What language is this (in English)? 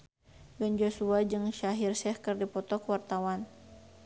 Sundanese